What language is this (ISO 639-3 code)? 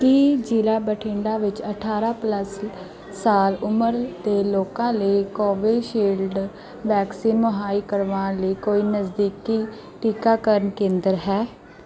pan